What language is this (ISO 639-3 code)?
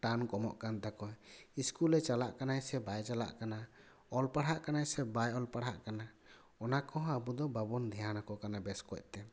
sat